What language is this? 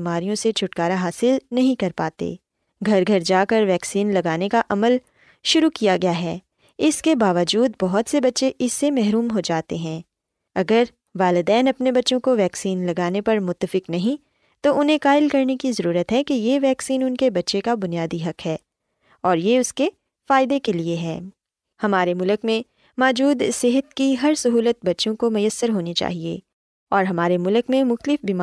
Urdu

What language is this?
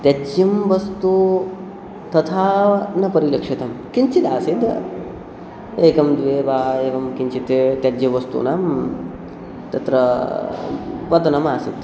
Sanskrit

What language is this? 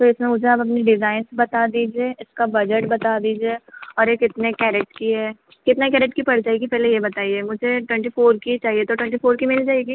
Hindi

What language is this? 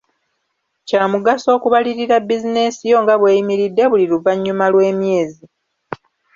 Ganda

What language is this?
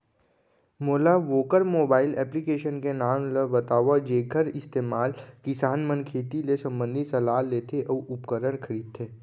Chhattisgarhi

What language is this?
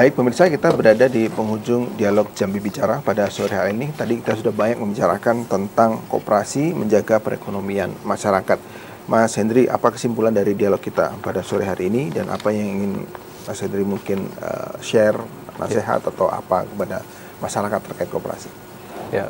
Indonesian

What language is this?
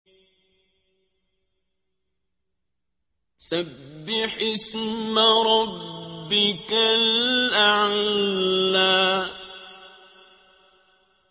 Arabic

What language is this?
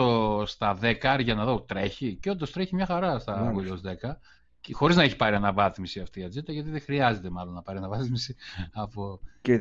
Greek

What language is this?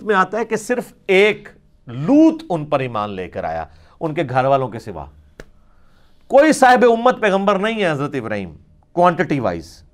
Urdu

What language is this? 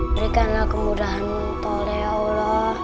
Indonesian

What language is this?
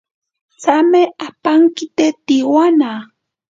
Ashéninka Perené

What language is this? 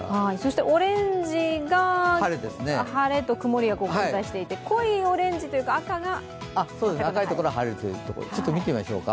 Japanese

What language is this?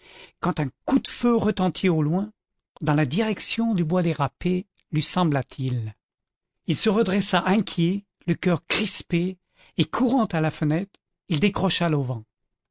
French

